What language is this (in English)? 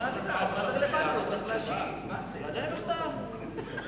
Hebrew